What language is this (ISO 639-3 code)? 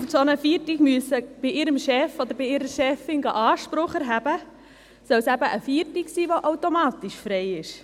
gsw